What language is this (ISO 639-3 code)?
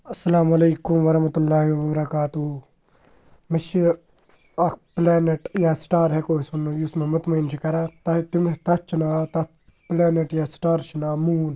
kas